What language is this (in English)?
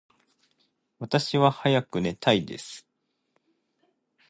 Japanese